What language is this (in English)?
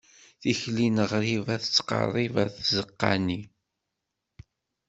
Kabyle